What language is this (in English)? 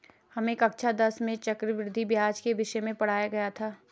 Hindi